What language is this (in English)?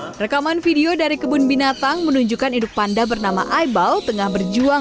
Indonesian